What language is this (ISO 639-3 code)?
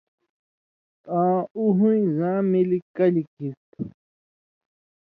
mvy